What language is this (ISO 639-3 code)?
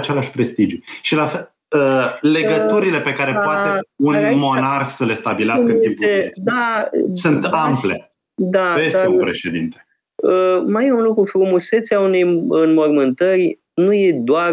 ron